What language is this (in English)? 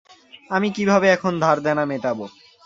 Bangla